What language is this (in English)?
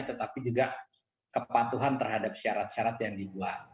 Indonesian